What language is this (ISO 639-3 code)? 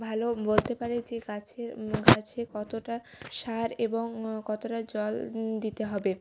ben